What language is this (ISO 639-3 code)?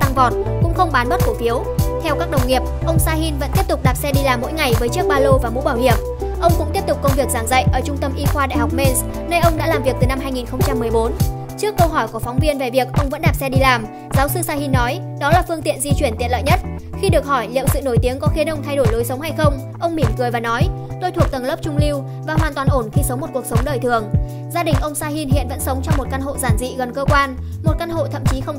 vie